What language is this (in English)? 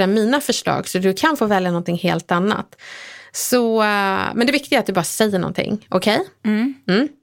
Swedish